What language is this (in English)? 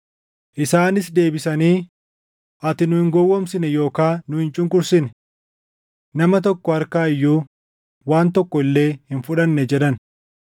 Oromo